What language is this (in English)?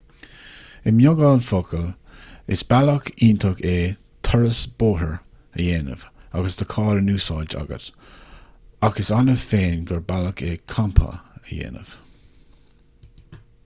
Irish